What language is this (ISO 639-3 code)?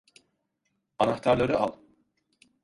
tur